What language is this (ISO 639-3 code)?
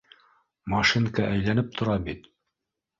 bak